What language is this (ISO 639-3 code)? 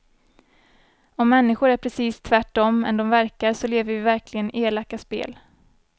swe